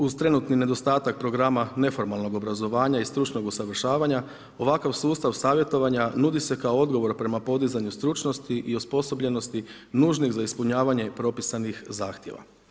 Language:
Croatian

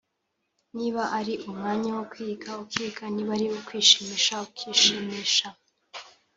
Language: Kinyarwanda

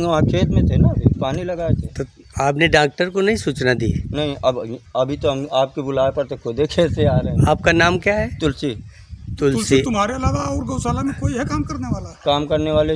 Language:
Hindi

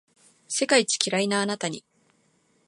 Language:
Japanese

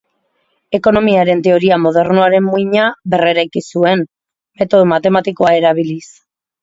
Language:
Basque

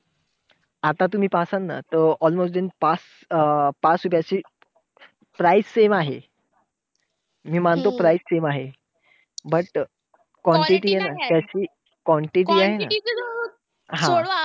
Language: Marathi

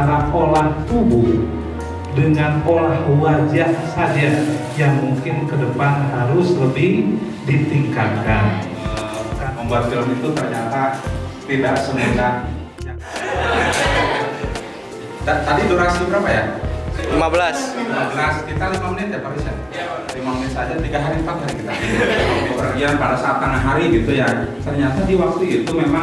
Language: Indonesian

